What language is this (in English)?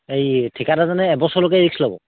Assamese